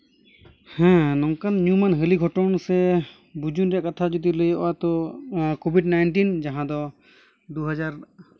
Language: Santali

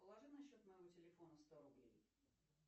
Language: Russian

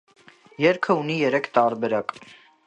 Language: Armenian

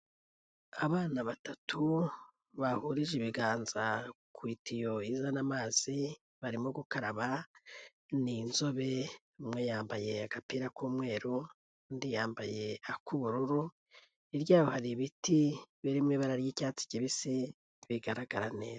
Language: Kinyarwanda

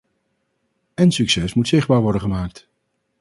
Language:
Dutch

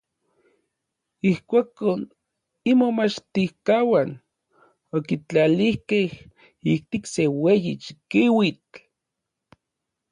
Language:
Orizaba Nahuatl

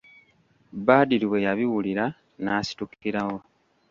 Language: Ganda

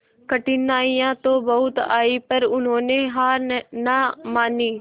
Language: Hindi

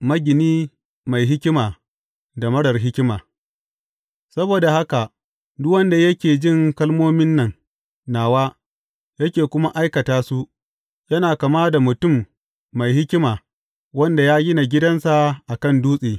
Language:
Hausa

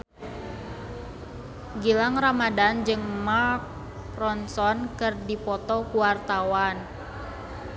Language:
Sundanese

